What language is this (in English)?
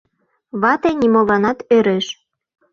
Mari